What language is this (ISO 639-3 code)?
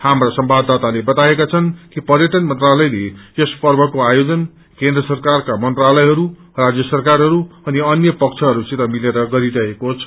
nep